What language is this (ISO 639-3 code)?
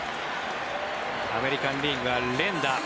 jpn